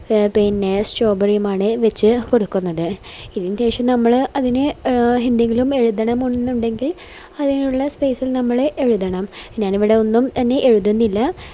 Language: Malayalam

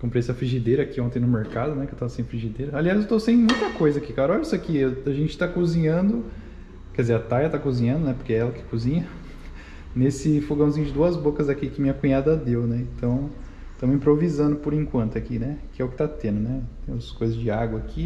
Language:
Portuguese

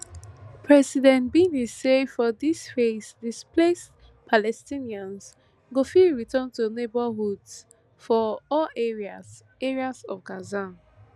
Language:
Nigerian Pidgin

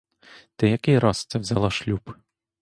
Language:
Ukrainian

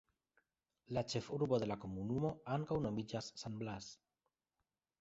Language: Esperanto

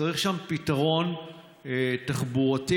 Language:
Hebrew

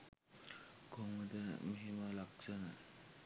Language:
Sinhala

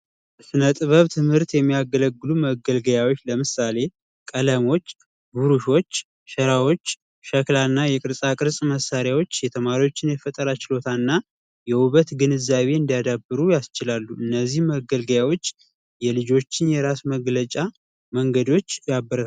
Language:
Amharic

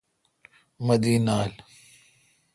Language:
Kalkoti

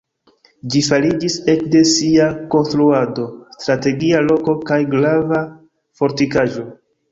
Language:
Esperanto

